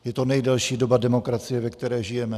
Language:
Czech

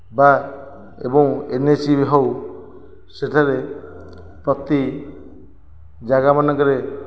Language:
Odia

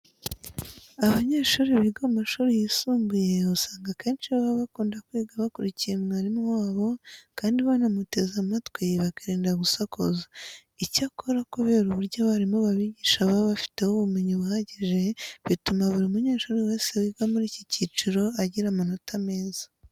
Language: Kinyarwanda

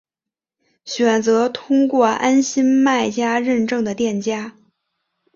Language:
Chinese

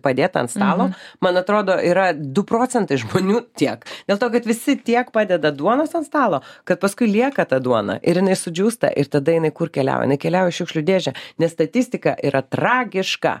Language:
Lithuanian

